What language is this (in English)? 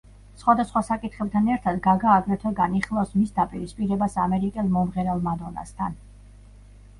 Georgian